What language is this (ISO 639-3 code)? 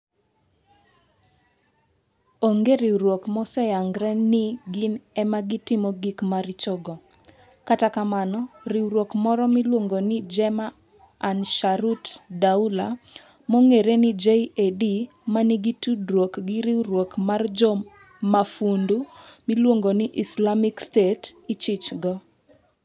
luo